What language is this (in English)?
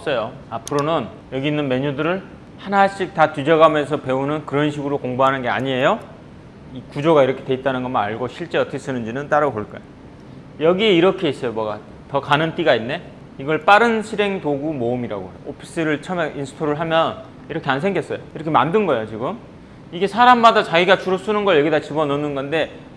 Korean